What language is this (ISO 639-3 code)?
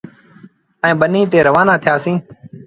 sbn